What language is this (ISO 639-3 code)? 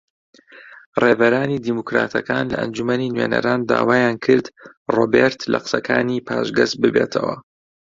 ckb